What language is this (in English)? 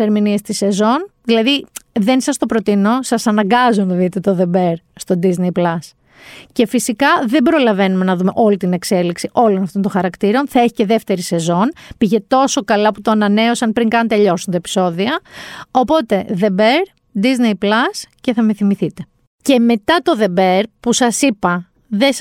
Greek